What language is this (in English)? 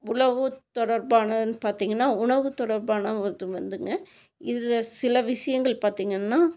Tamil